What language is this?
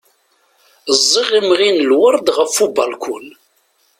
Kabyle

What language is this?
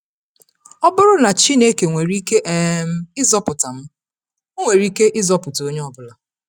Igbo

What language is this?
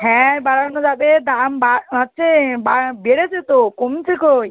Bangla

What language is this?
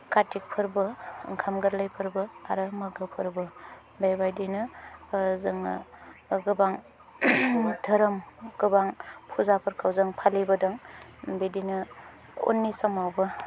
Bodo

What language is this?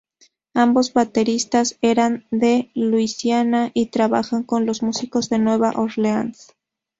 Spanish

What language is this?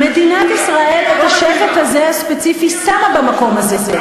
Hebrew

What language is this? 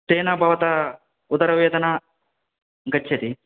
Sanskrit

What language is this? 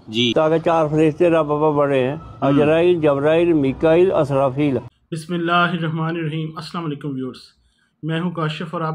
Punjabi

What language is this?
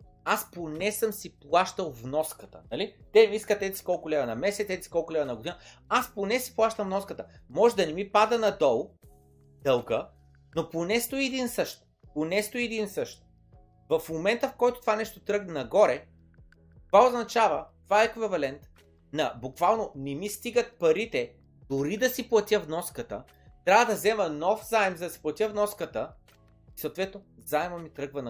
Bulgarian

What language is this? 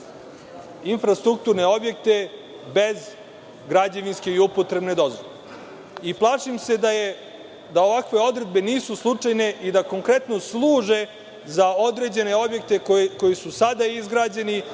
Serbian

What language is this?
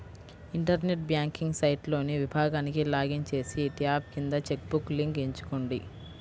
Telugu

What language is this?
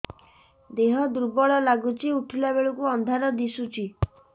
Odia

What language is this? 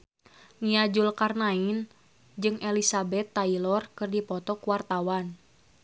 Sundanese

